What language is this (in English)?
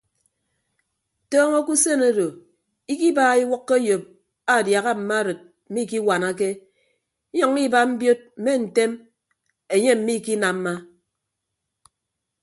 Ibibio